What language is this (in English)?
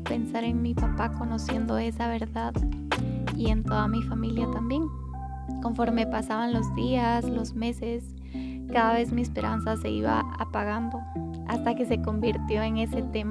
Spanish